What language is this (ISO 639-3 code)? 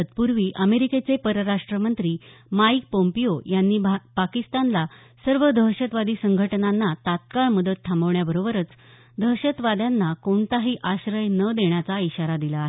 mar